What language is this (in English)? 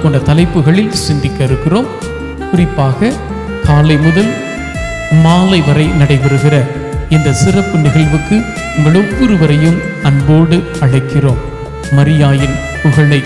Dutch